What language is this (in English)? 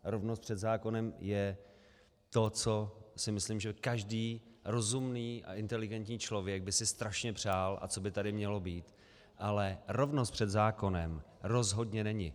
Czech